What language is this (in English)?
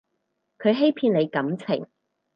Cantonese